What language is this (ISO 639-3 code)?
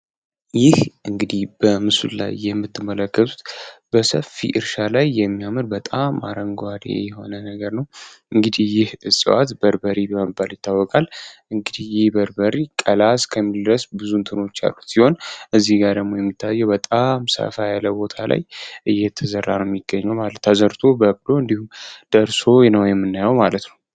amh